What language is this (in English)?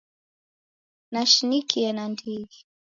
Taita